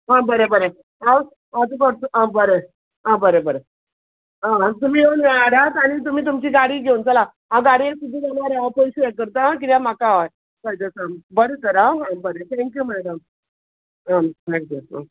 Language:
Konkani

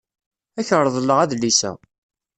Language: Kabyle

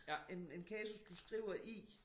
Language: Danish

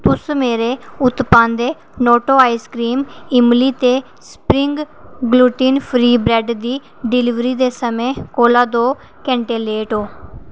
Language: Dogri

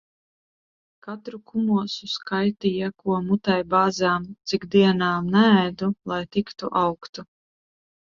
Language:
Latvian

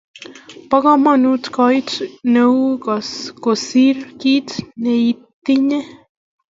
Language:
Kalenjin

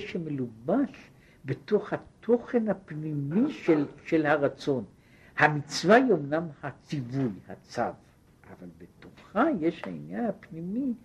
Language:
Hebrew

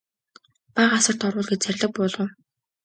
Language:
Mongolian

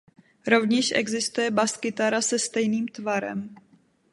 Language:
Czech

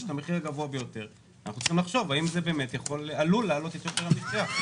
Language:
Hebrew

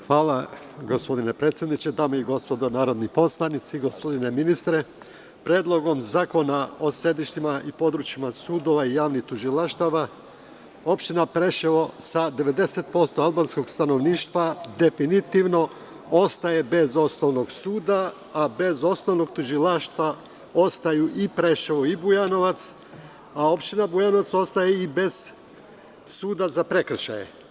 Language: Serbian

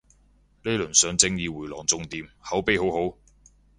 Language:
Cantonese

